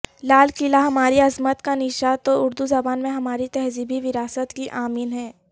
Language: Urdu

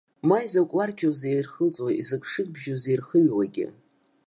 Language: Abkhazian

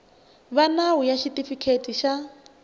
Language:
Tsonga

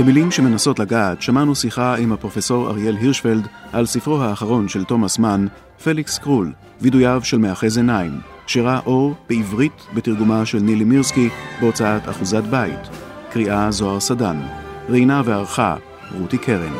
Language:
Hebrew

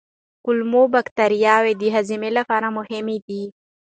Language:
Pashto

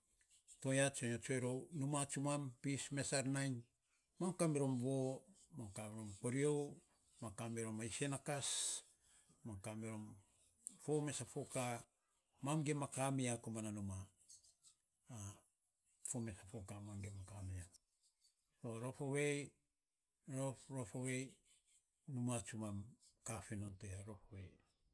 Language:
Saposa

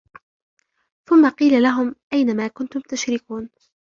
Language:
Arabic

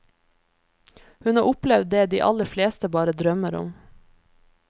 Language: Norwegian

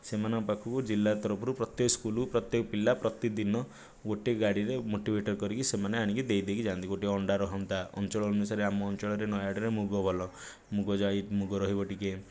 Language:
Odia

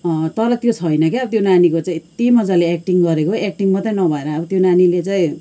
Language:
Nepali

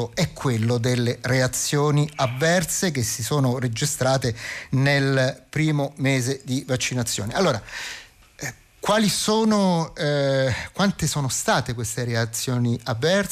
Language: Italian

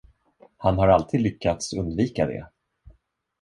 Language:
Swedish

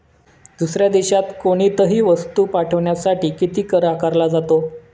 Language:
Marathi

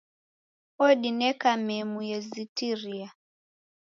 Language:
Taita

